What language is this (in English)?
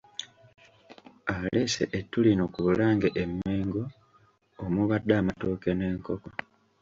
Ganda